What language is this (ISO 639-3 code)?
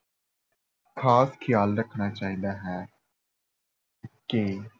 pan